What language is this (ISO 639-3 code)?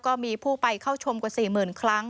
tha